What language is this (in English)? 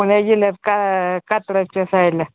Marathi